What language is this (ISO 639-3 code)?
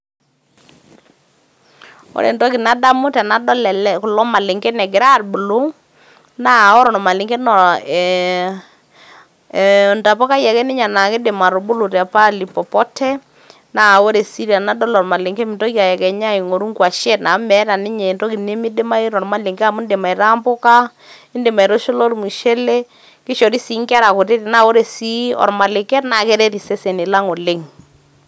mas